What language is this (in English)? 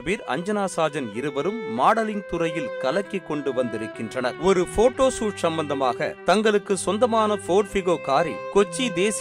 Tamil